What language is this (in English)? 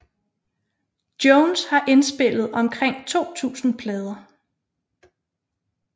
Danish